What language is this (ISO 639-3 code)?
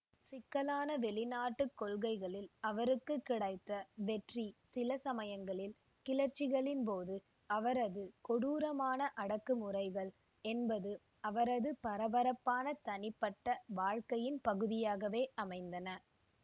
tam